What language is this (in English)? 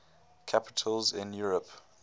English